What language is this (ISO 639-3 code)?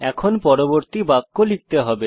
ben